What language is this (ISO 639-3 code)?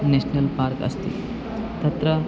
san